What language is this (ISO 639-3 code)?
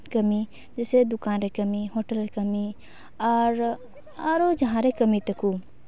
sat